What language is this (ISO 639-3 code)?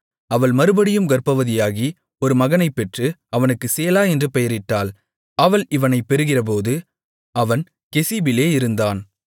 tam